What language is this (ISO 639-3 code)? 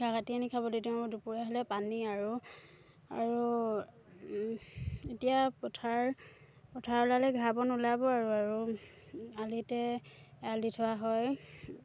asm